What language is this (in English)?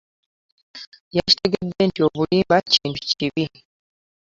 Ganda